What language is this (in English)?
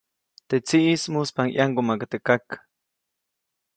Copainalá Zoque